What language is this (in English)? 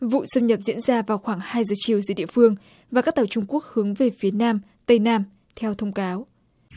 Vietnamese